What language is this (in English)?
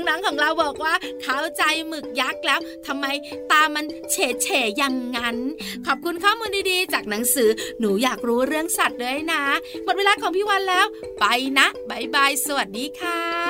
Thai